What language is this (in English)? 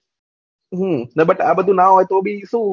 Gujarati